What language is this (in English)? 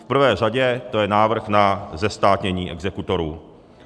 Czech